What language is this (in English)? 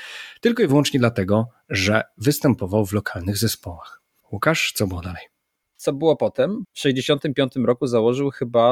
Polish